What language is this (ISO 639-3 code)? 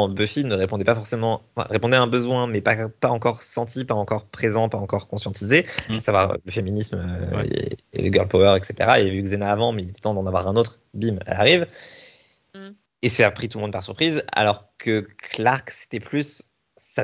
fra